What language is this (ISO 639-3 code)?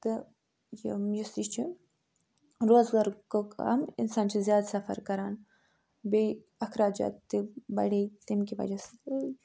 kas